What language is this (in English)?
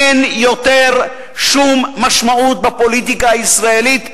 Hebrew